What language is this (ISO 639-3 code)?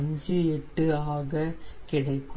tam